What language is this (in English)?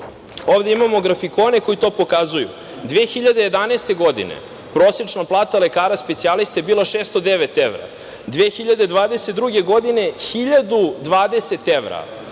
Serbian